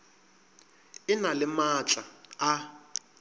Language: Northern Sotho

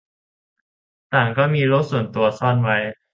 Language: Thai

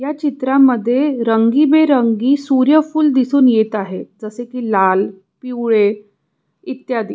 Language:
Marathi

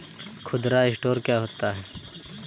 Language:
Hindi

